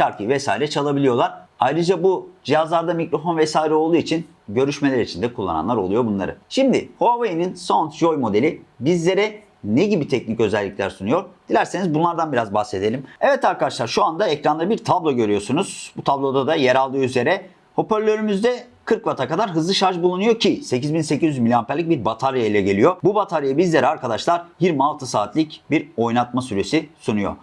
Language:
Turkish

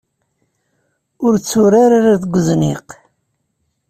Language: Kabyle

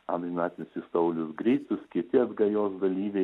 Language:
Lithuanian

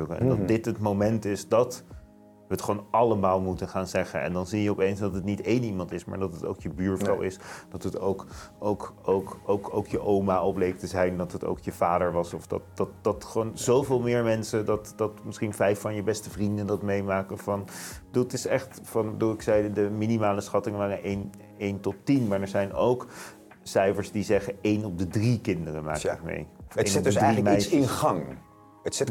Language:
Dutch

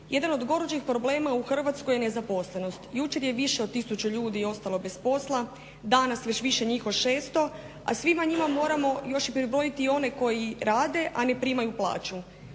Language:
Croatian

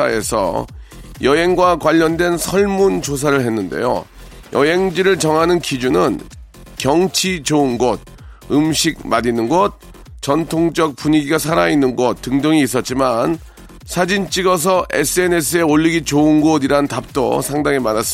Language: Korean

